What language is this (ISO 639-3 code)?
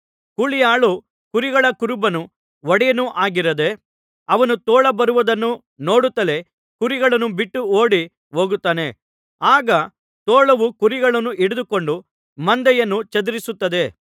kan